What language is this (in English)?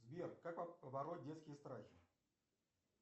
Russian